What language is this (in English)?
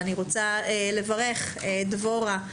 Hebrew